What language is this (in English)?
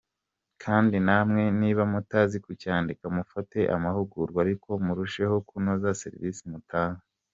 Kinyarwanda